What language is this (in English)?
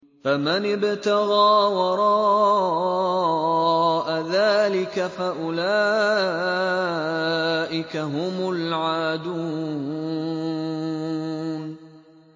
Arabic